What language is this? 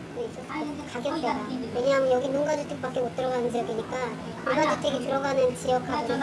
Korean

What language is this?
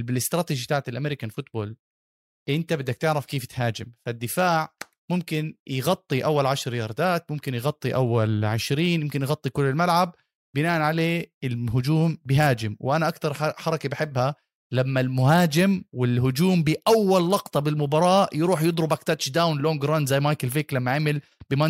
Arabic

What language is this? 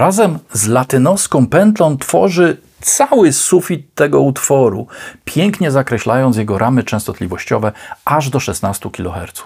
Polish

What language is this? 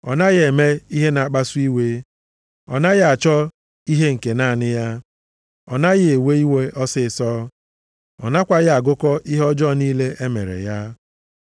Igbo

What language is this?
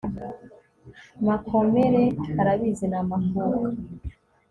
Kinyarwanda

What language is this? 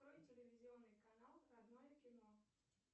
Russian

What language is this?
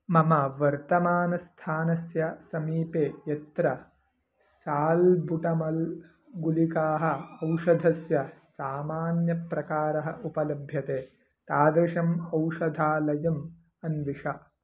Sanskrit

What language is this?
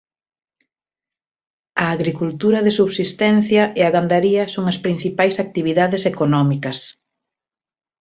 Galician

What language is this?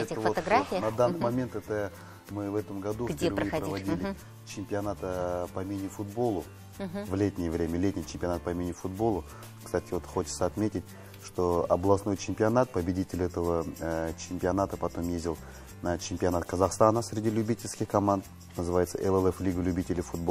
Russian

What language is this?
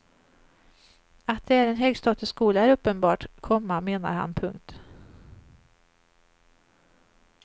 Swedish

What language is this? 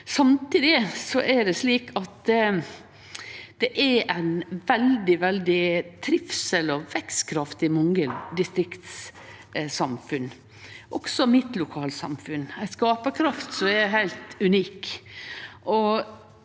Norwegian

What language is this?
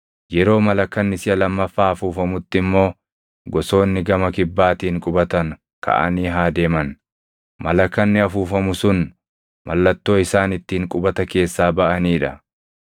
Oromo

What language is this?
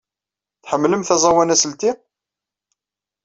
Kabyle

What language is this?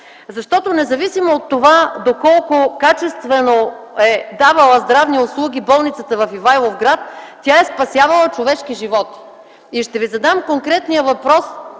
Bulgarian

